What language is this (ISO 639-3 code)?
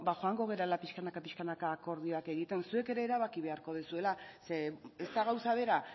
eus